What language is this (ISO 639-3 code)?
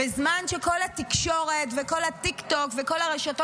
heb